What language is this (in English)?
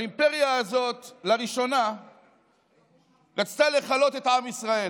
Hebrew